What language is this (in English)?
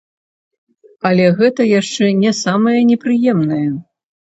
Belarusian